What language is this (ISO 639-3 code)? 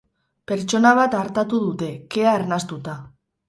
eus